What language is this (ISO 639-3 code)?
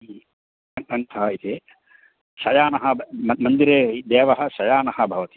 san